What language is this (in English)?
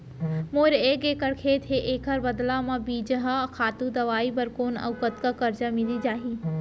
Chhattisgarhi